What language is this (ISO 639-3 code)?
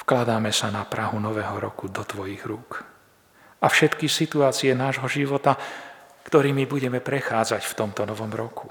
slk